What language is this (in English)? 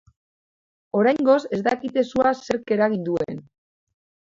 Basque